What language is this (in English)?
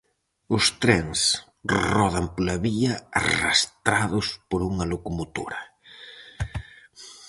Galician